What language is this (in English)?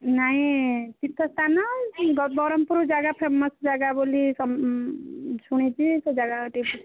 Odia